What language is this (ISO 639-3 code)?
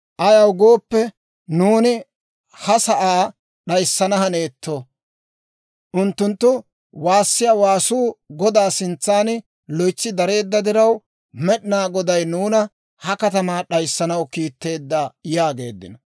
dwr